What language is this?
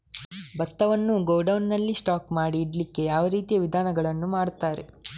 Kannada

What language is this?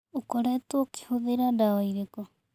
Kikuyu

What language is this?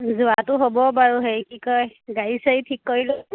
Assamese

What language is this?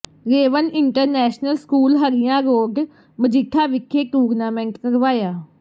Punjabi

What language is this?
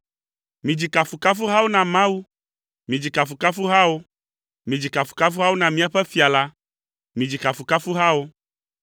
Ewe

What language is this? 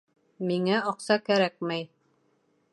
Bashkir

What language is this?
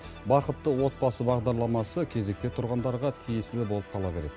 Kazakh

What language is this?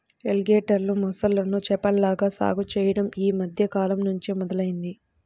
Telugu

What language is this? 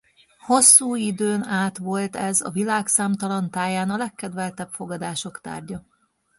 Hungarian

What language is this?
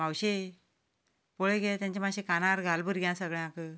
Konkani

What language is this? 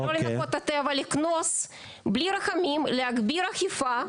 Hebrew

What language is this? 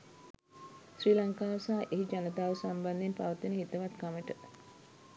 Sinhala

